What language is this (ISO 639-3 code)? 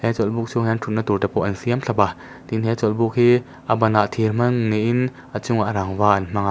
lus